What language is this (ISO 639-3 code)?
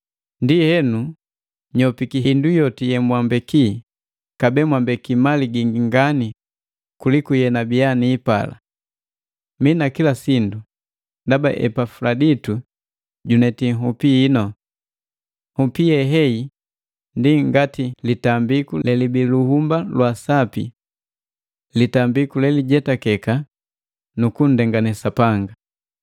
mgv